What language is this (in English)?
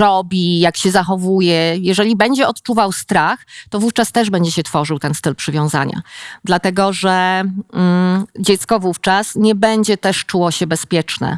Polish